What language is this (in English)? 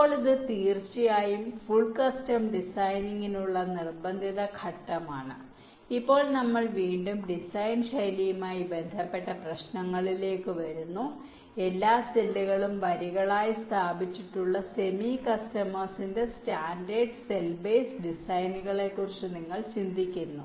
Malayalam